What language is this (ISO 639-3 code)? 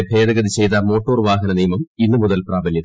mal